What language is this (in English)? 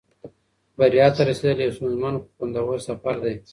Pashto